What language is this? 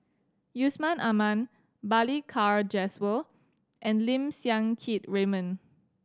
English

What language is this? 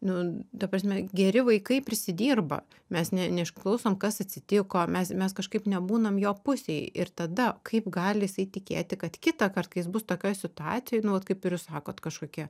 Lithuanian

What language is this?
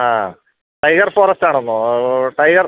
Malayalam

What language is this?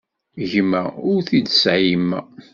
Kabyle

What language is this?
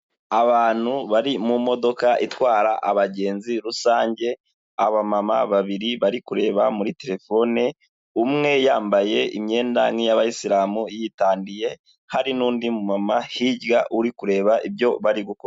Kinyarwanda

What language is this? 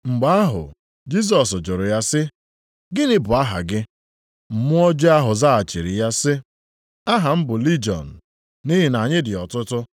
Igbo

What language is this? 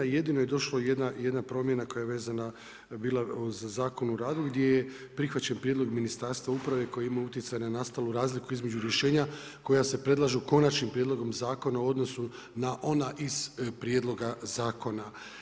Croatian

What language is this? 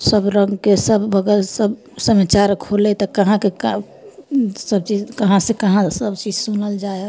Maithili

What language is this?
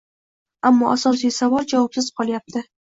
Uzbek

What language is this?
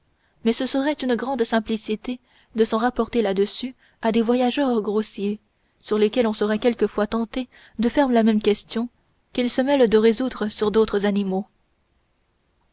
French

